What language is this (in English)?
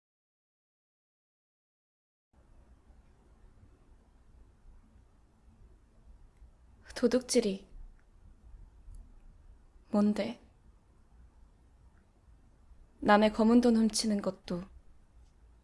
Korean